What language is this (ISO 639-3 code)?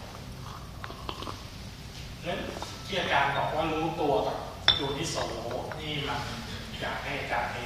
tha